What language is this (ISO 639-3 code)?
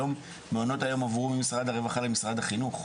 heb